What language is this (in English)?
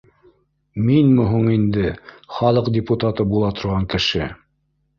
Bashkir